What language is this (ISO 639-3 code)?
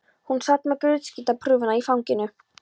isl